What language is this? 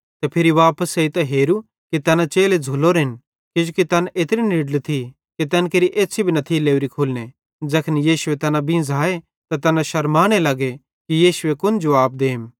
Bhadrawahi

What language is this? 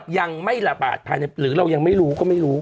Thai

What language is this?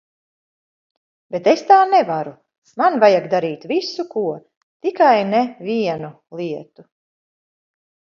Latvian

